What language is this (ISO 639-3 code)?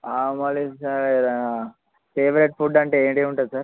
tel